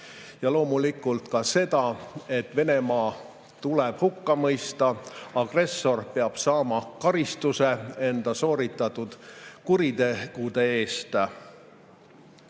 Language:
Estonian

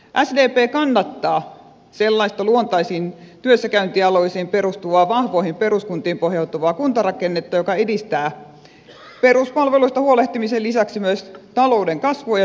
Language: Finnish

